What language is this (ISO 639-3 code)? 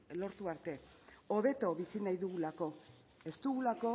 eus